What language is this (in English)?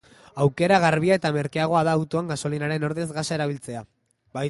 Basque